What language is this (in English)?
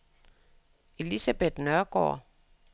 Danish